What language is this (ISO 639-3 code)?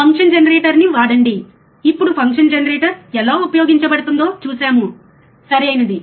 tel